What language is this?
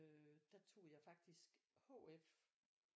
Danish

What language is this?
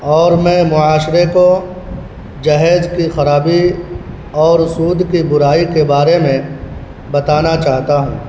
Urdu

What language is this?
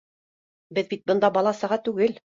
Bashkir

